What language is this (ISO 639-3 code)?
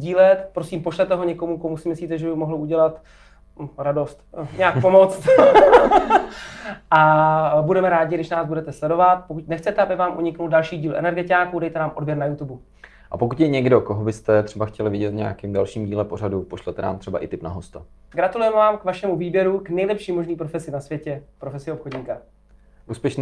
ces